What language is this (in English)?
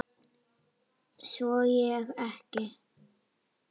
Icelandic